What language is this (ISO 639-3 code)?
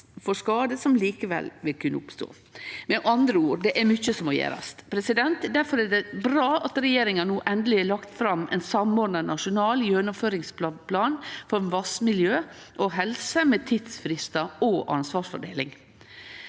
nor